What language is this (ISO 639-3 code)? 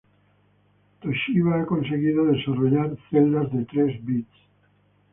spa